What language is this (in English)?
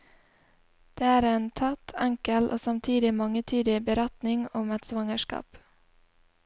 Norwegian